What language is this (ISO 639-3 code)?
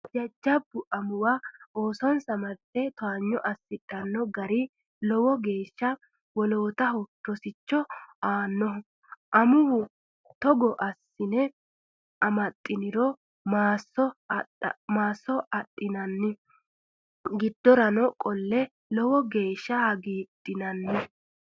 sid